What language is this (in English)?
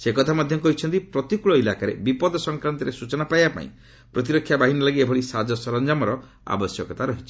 Odia